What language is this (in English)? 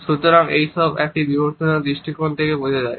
Bangla